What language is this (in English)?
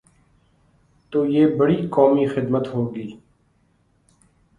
Urdu